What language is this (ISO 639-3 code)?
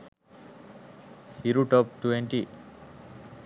sin